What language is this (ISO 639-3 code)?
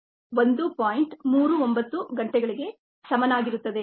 kan